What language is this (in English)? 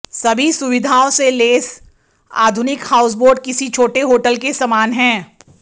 Hindi